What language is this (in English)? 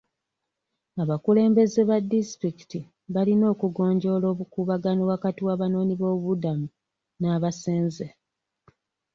Ganda